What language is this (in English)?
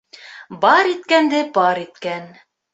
Bashkir